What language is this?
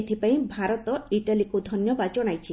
Odia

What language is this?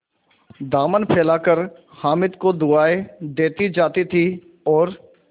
Hindi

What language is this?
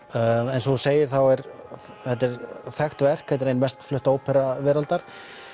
Icelandic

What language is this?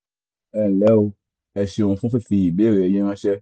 Yoruba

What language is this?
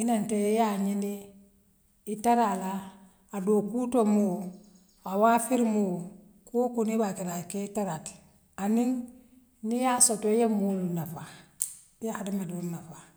Western Maninkakan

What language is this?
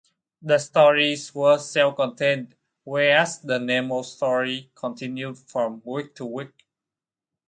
English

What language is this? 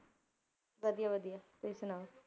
Punjabi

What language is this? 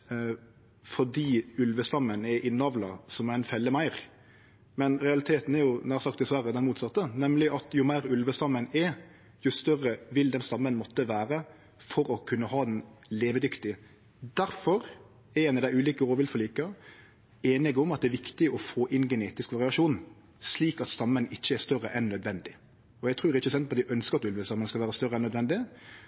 Norwegian Nynorsk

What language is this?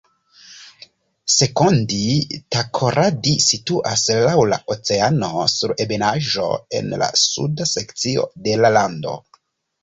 Esperanto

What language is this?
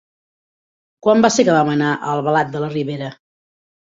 Catalan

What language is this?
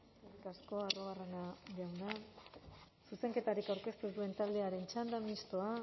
Basque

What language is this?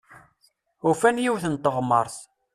Kabyle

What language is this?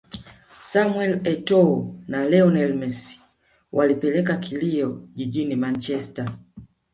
Swahili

